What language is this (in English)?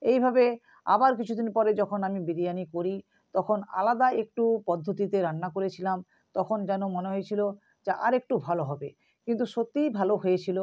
Bangla